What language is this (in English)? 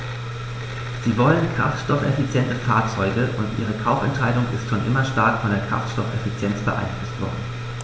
German